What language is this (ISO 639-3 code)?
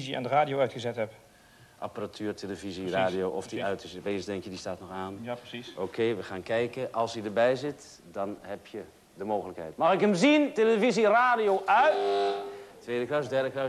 nld